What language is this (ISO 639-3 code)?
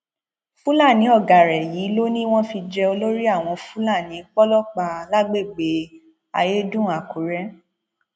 yor